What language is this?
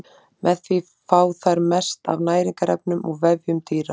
Icelandic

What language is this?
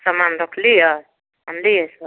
Maithili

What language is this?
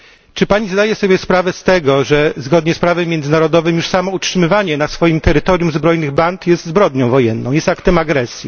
Polish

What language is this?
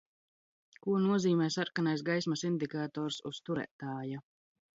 Latvian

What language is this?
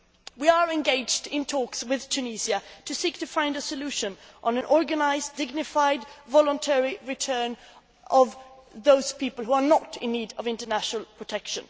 English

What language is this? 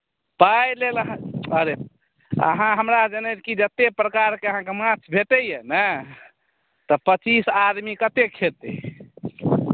Maithili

